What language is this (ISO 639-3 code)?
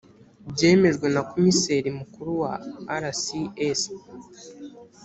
kin